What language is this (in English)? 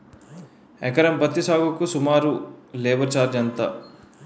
Telugu